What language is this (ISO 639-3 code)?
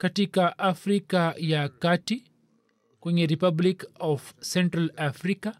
swa